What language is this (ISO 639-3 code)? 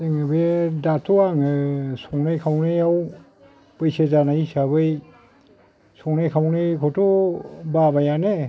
brx